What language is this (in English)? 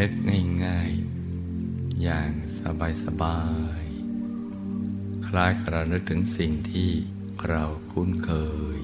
Thai